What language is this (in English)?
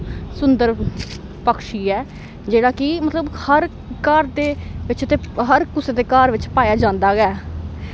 Dogri